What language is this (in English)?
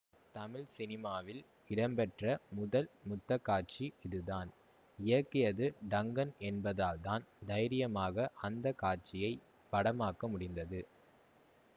Tamil